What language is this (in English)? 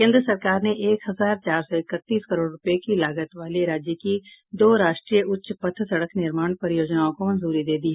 Hindi